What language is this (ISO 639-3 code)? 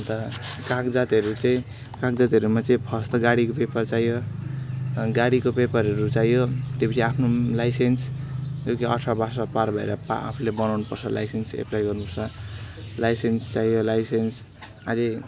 nep